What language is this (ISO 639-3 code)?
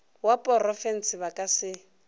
nso